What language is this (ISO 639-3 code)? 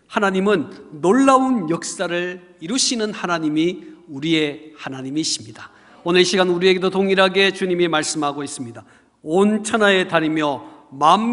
kor